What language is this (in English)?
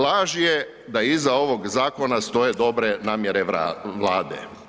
Croatian